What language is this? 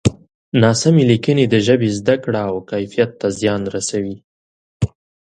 Pashto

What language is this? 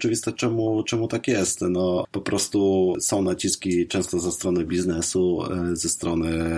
Polish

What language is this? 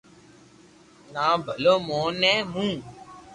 Loarki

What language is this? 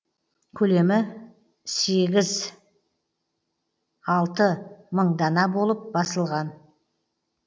Kazakh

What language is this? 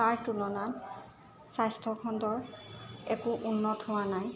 Assamese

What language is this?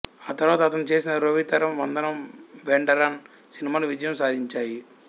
Telugu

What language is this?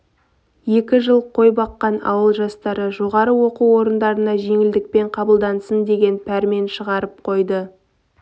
Kazakh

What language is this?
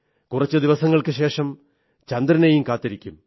Malayalam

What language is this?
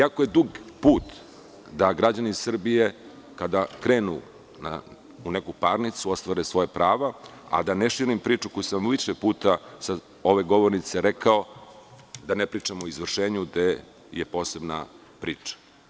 Serbian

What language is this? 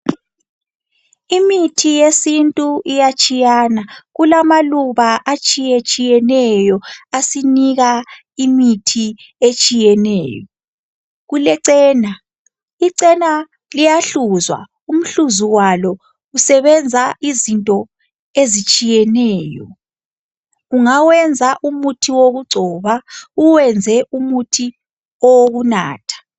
North Ndebele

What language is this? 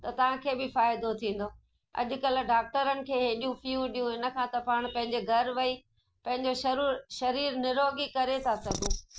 Sindhi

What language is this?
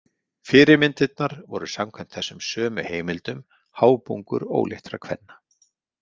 Icelandic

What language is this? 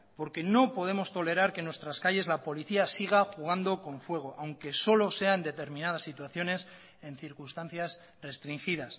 Spanish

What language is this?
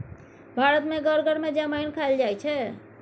Maithili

